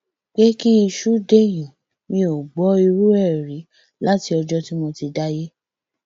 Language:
Yoruba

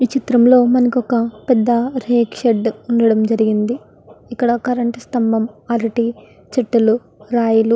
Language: Telugu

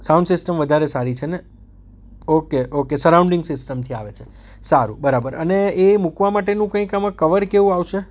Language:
Gujarati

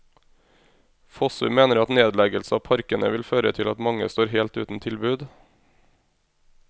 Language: Norwegian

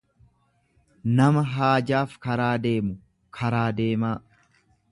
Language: Oromo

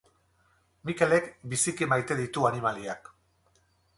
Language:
Basque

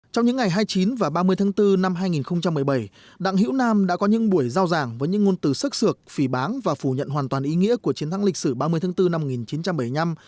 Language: Vietnamese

